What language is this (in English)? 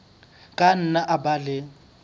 Southern Sotho